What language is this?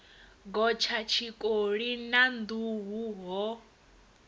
Venda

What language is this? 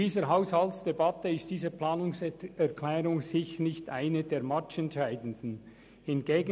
Swiss German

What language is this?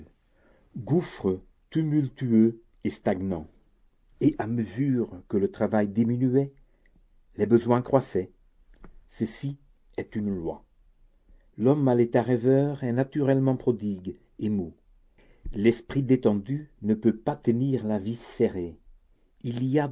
French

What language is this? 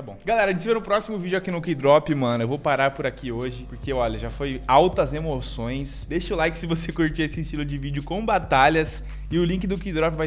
Portuguese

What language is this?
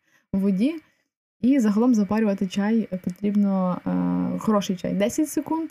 Ukrainian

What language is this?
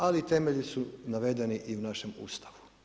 Croatian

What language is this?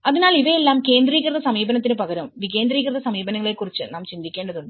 Malayalam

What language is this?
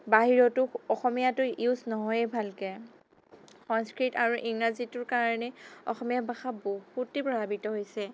Assamese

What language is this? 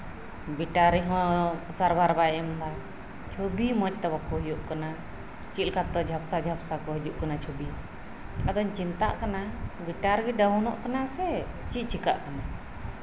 Santali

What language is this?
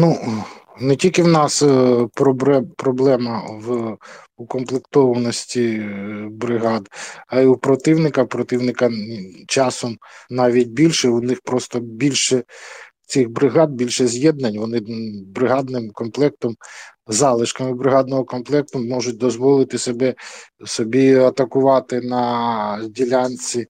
Ukrainian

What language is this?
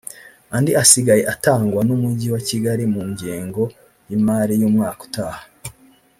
Kinyarwanda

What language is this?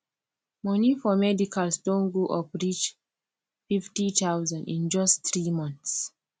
Nigerian Pidgin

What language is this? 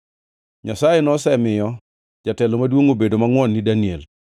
Luo (Kenya and Tanzania)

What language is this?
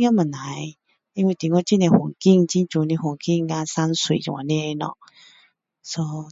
Min Dong Chinese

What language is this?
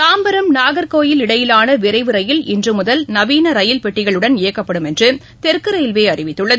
Tamil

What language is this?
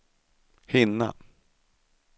Swedish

